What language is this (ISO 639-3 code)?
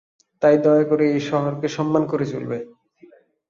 ben